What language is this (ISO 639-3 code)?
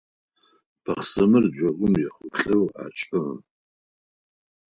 ady